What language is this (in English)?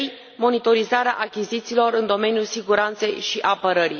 Romanian